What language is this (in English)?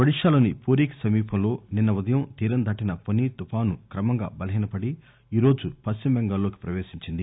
Telugu